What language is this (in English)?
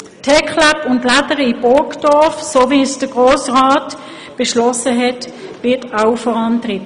Swiss German